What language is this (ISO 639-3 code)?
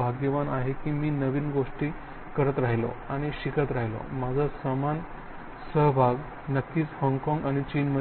mar